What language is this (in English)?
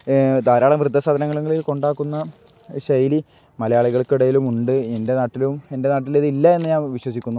Malayalam